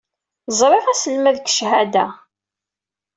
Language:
Kabyle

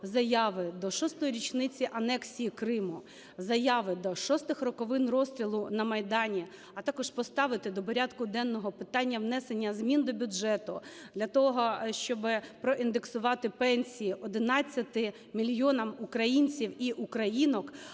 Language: Ukrainian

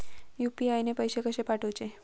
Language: Marathi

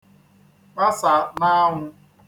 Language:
Igbo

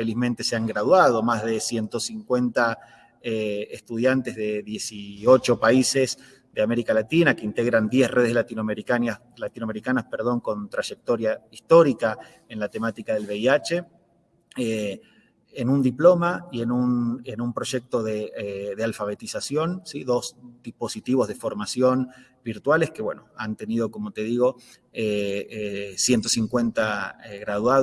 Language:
Spanish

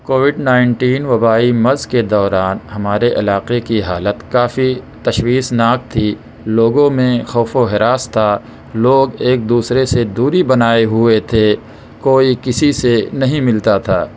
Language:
Urdu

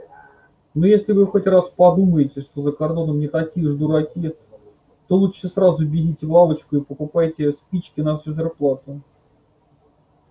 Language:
Russian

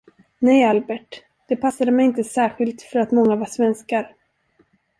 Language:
Swedish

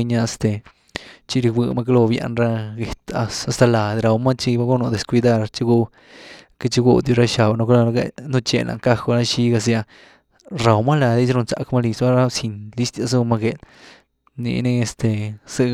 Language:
Güilá Zapotec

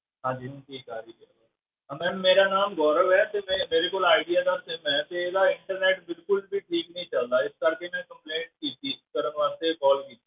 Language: Punjabi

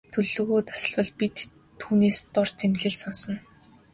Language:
Mongolian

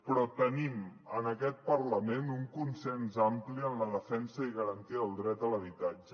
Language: Catalan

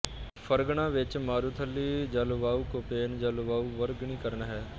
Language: Punjabi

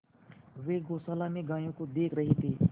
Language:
Hindi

